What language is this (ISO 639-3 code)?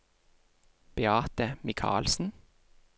nor